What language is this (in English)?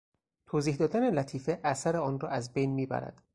Persian